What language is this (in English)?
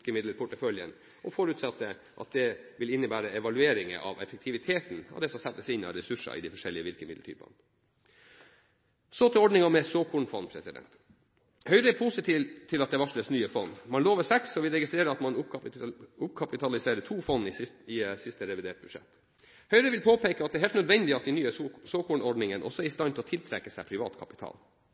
Norwegian Bokmål